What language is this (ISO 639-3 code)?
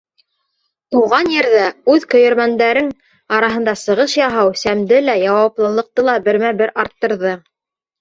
bak